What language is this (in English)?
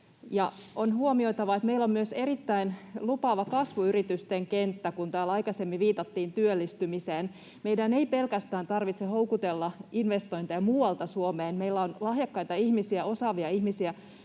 Finnish